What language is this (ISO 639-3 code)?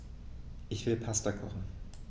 deu